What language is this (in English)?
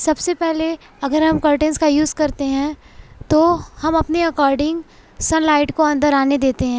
Urdu